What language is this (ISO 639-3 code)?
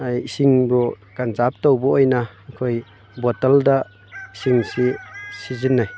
mni